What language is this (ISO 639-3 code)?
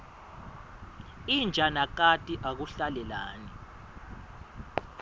ssw